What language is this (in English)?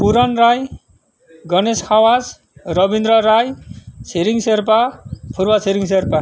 Nepali